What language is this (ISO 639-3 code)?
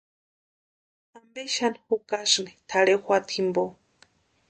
pua